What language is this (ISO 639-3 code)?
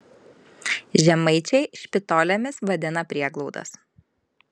lit